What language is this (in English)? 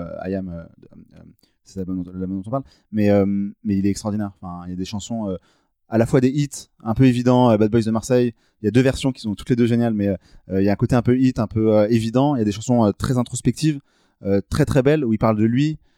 French